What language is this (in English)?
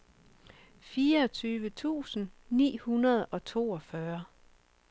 Danish